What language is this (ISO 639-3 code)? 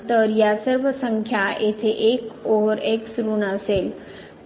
mar